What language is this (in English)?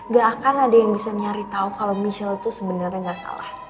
Indonesian